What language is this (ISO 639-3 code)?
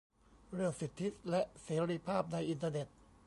tha